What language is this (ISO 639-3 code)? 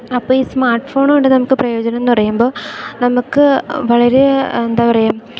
mal